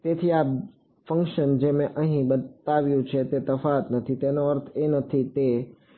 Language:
Gujarati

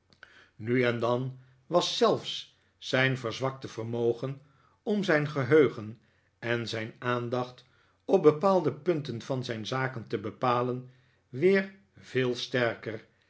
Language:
Dutch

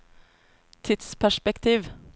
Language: Norwegian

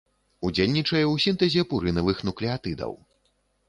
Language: Belarusian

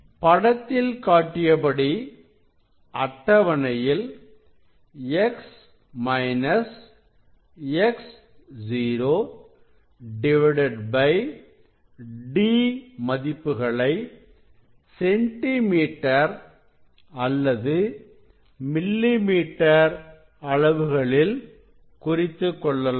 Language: Tamil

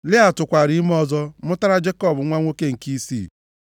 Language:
Igbo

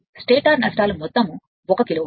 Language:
Telugu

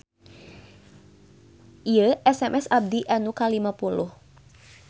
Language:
Sundanese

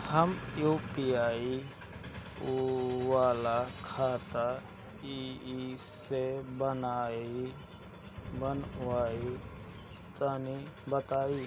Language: Bhojpuri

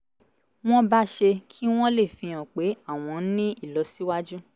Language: Yoruba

